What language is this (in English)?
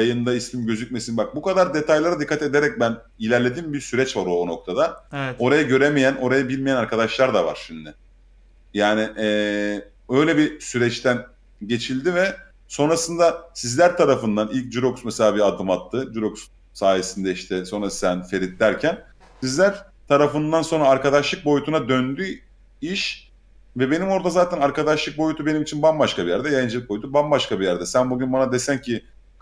Turkish